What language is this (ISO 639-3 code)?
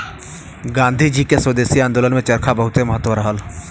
bho